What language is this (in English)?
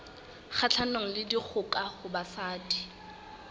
Southern Sotho